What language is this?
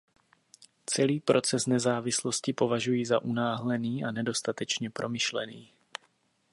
Czech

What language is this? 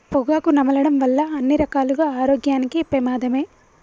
Telugu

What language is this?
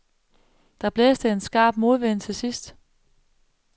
Danish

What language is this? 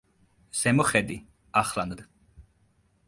Georgian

